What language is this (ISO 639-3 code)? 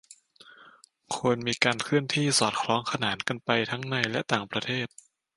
tha